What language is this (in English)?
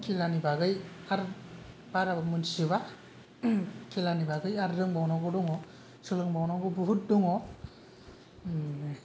Bodo